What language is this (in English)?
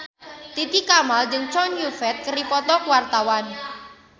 Sundanese